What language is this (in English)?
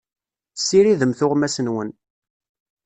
Kabyle